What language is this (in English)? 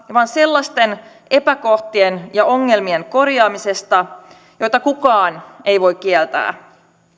Finnish